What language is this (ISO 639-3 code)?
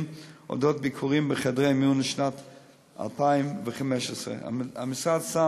heb